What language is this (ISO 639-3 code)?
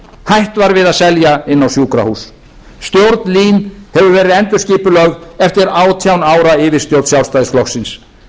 isl